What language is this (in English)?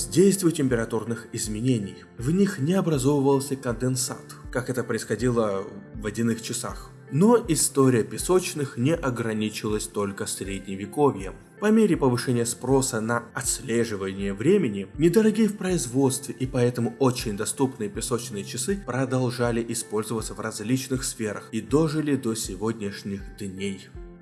Russian